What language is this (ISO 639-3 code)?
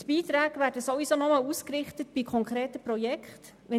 gsw